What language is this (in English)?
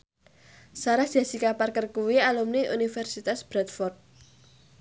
Javanese